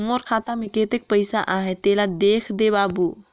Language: Chhattisgarhi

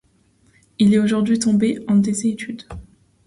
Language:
French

